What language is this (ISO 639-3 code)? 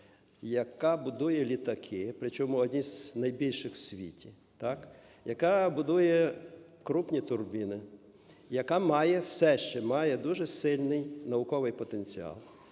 ukr